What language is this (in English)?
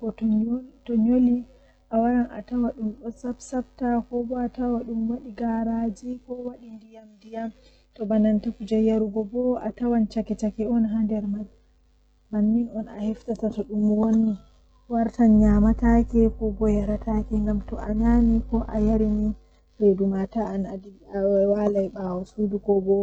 Western Niger Fulfulde